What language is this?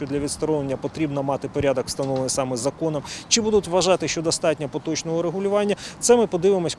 Ukrainian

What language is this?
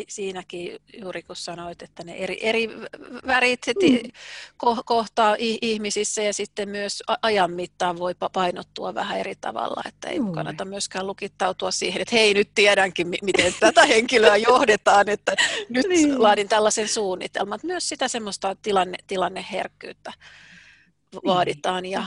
Finnish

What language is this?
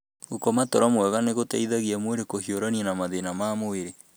Kikuyu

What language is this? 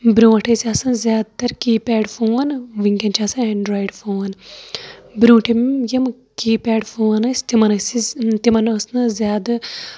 Kashmiri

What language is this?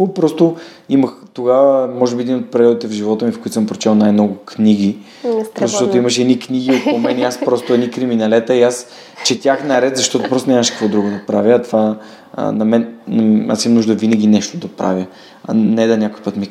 Bulgarian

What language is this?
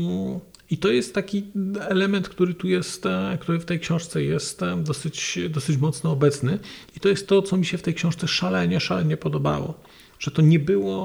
Polish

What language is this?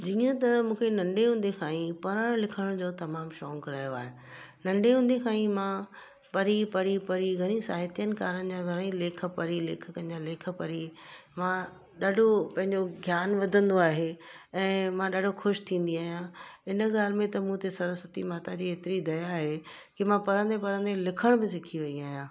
Sindhi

